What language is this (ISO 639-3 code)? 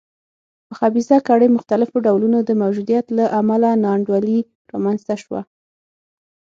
pus